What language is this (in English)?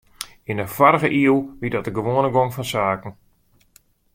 Western Frisian